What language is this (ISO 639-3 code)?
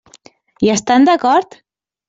cat